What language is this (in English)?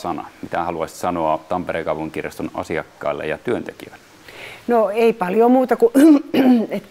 Finnish